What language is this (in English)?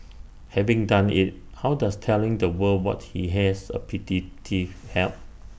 English